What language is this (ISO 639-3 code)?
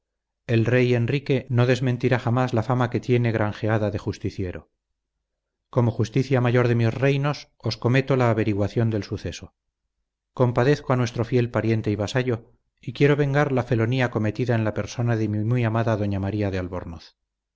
spa